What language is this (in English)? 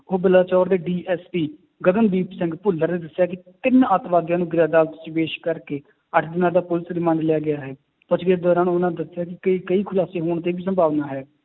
Punjabi